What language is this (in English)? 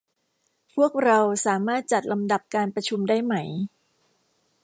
Thai